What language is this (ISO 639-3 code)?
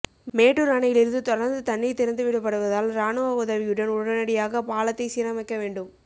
tam